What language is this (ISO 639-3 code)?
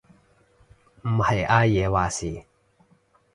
yue